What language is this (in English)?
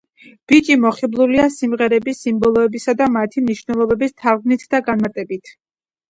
Georgian